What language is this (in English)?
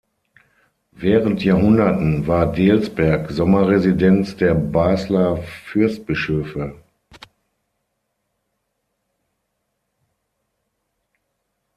German